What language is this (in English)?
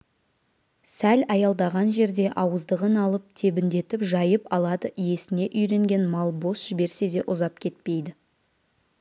Kazakh